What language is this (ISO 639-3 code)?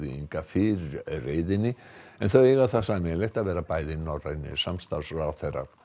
isl